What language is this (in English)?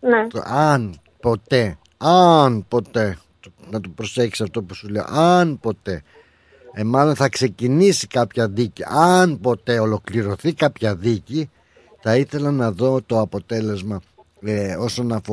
Greek